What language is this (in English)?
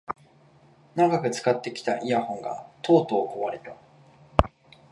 Japanese